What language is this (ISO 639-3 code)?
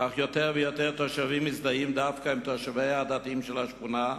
heb